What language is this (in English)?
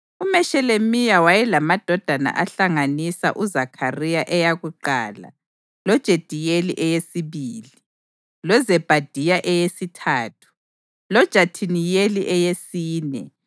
North Ndebele